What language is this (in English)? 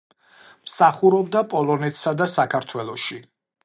Georgian